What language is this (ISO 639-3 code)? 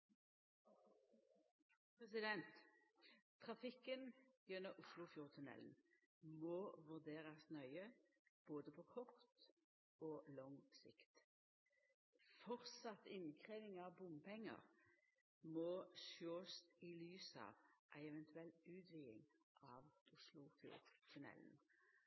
nno